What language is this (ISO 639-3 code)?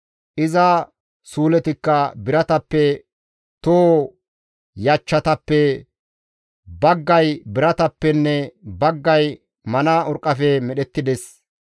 gmv